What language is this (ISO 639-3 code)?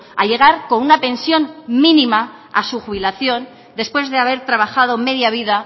spa